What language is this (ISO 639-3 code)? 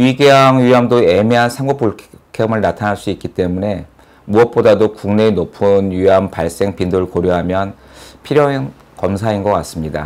kor